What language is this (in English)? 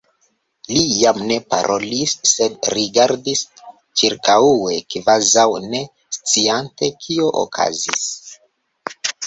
Esperanto